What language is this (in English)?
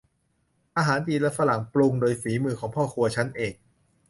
Thai